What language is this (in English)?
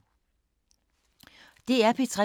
Danish